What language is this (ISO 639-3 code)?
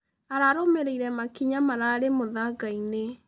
kik